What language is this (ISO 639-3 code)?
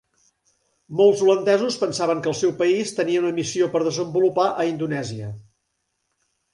cat